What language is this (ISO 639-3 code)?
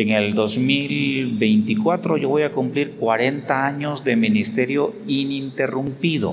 spa